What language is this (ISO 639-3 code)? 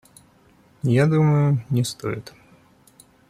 rus